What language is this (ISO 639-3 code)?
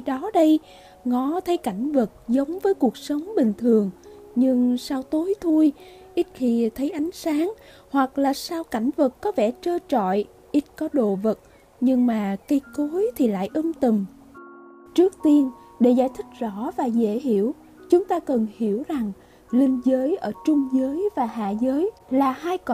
vie